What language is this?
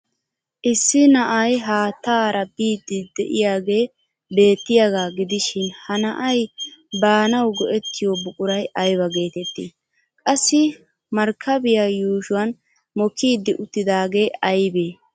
Wolaytta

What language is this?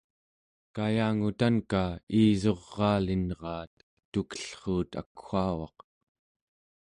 Central Yupik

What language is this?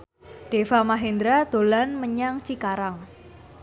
Javanese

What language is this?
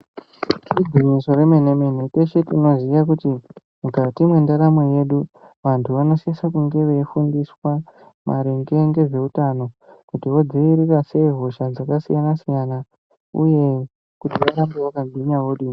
Ndau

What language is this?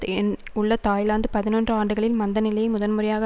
Tamil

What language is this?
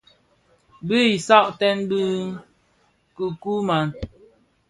Bafia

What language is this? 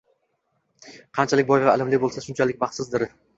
Uzbek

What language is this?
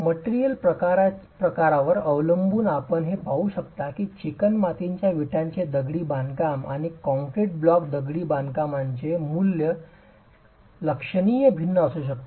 Marathi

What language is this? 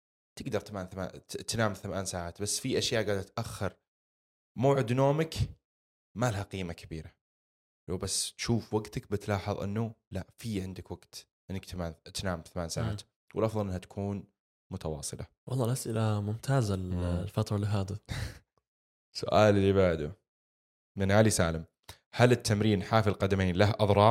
Arabic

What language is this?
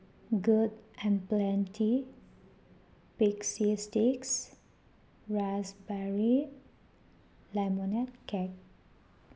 Manipuri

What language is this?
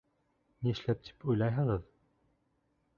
Bashkir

